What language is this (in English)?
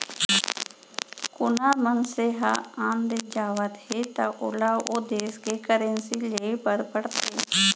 Chhattisgarhi